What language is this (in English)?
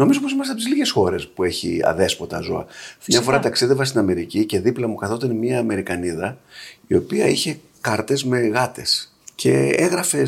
Greek